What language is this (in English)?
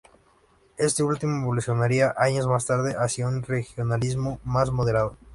Spanish